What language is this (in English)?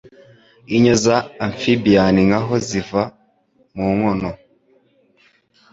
Kinyarwanda